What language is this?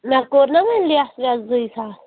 Kashmiri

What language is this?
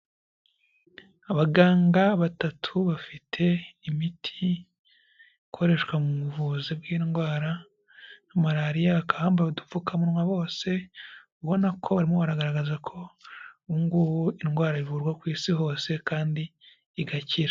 Kinyarwanda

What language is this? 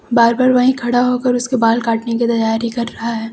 Hindi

